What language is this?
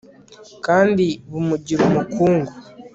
Kinyarwanda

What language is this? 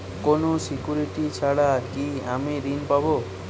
Bangla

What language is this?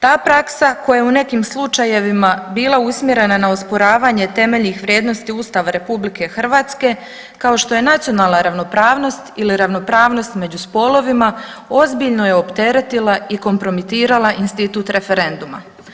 Croatian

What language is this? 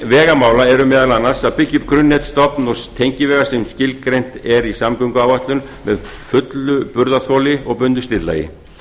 Icelandic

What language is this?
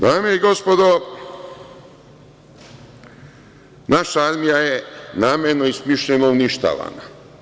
Serbian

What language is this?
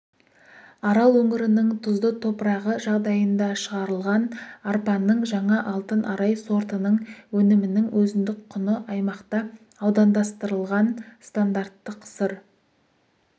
Kazakh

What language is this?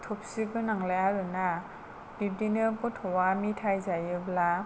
Bodo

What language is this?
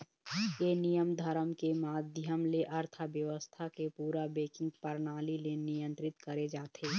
Chhattisgarhi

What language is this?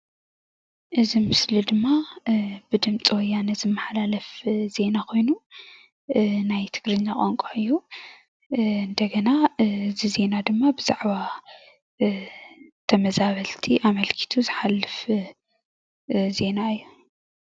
Tigrinya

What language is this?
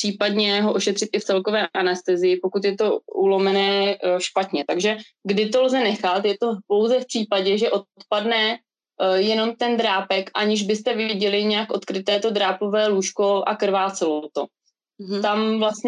Czech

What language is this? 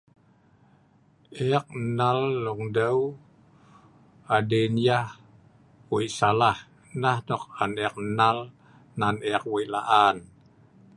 Sa'ban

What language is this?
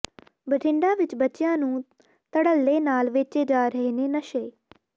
Punjabi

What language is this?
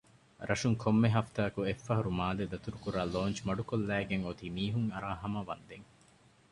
Divehi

